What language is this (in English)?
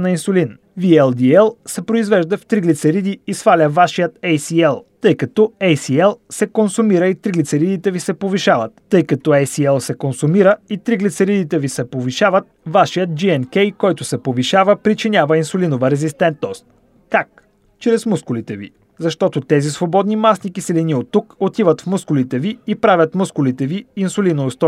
Bulgarian